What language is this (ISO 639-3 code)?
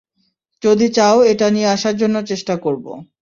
ben